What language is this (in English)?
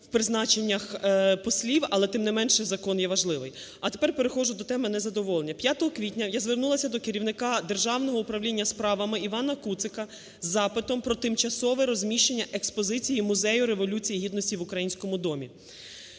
Ukrainian